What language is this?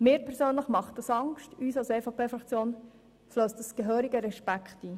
Swiss German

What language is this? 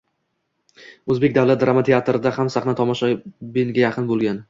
Uzbek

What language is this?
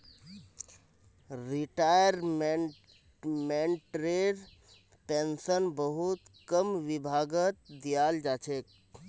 Magahi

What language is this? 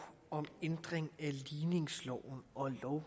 Danish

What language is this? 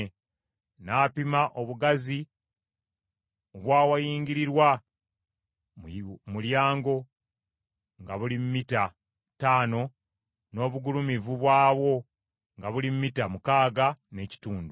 Ganda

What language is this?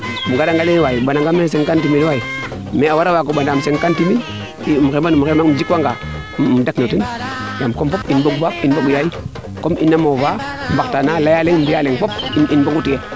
Serer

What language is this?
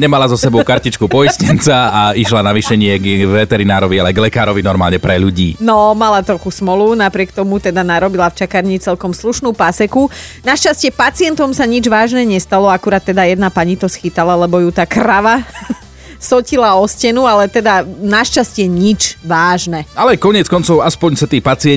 Slovak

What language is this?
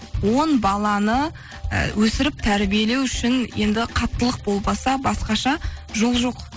Kazakh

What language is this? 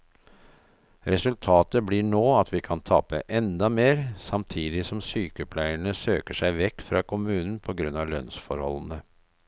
Norwegian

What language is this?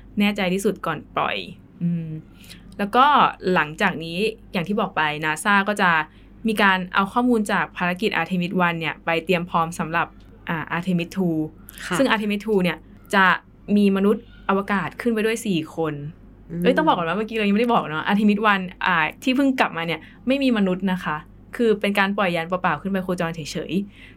Thai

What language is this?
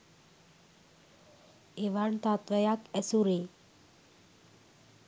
Sinhala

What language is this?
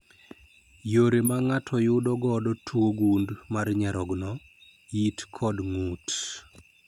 Luo (Kenya and Tanzania)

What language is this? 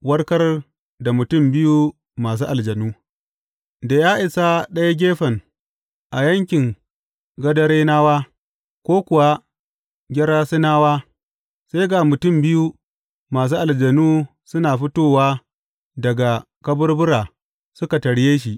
Hausa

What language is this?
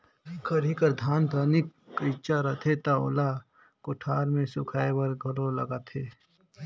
Chhattisgarhi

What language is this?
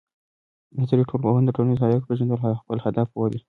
Pashto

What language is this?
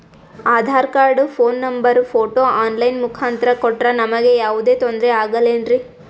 Kannada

